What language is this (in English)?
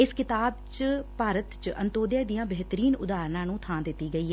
Punjabi